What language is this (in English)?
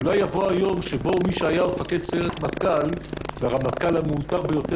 Hebrew